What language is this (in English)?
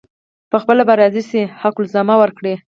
Pashto